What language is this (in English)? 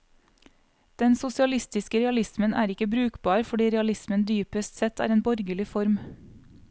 Norwegian